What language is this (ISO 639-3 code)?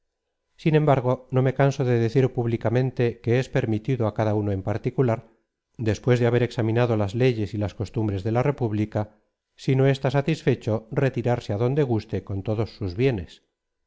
spa